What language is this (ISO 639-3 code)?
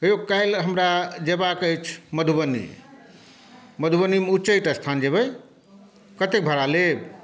mai